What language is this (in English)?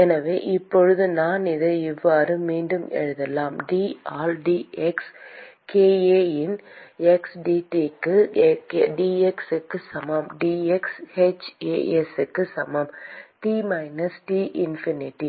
Tamil